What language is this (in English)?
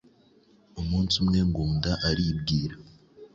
Kinyarwanda